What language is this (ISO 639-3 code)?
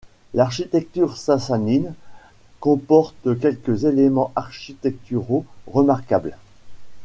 fra